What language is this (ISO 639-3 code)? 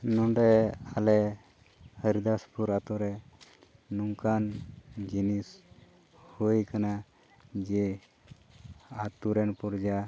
sat